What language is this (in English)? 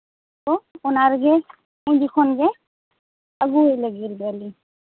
Santali